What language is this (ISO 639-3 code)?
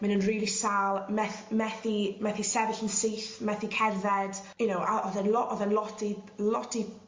cym